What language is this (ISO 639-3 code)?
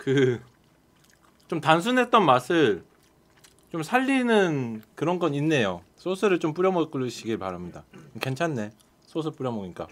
kor